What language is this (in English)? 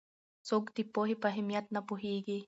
Pashto